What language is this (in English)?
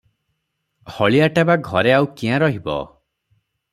Odia